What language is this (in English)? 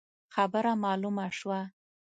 Pashto